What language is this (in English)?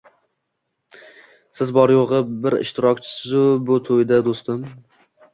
Uzbek